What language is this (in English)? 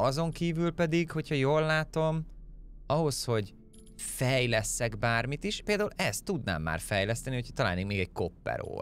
Hungarian